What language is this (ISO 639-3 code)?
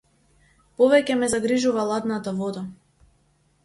mkd